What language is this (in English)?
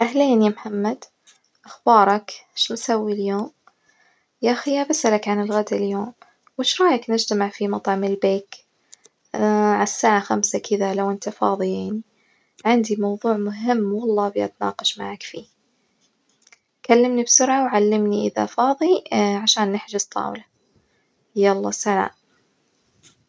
Najdi Arabic